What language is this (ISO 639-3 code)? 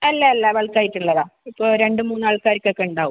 mal